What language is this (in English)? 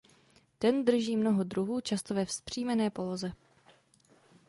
Czech